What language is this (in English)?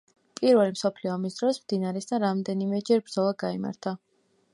Georgian